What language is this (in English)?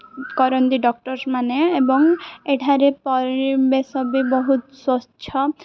Odia